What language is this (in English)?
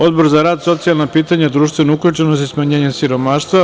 Serbian